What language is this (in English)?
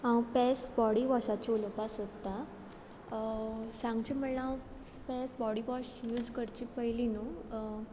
Konkani